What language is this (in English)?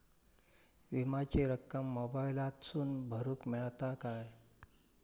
Marathi